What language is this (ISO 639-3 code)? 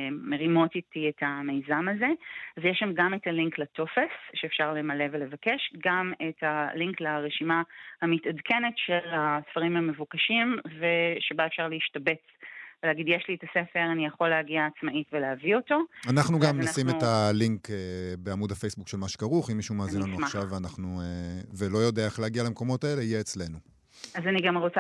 heb